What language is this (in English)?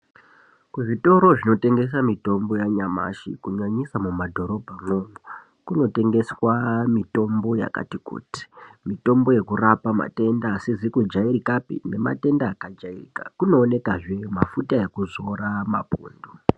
Ndau